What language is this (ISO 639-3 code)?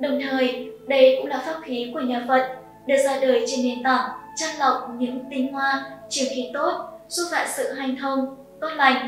vie